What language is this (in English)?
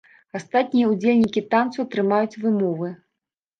Belarusian